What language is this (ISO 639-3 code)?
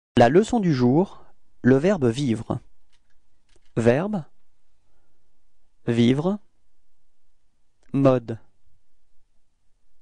fra